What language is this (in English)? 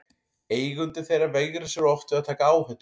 Icelandic